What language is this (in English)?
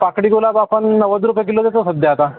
Marathi